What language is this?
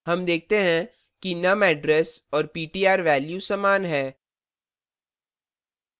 Hindi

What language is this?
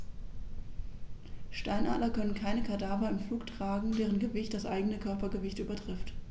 German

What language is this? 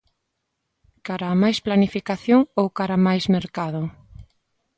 Galician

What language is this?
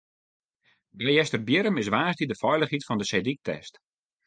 Western Frisian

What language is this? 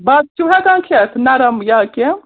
Kashmiri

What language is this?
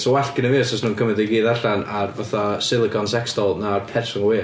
Welsh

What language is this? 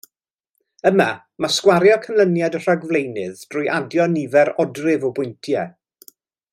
Welsh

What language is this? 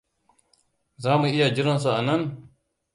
Hausa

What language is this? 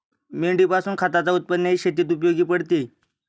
Marathi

